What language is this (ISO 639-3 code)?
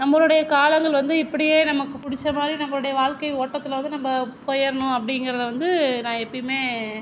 tam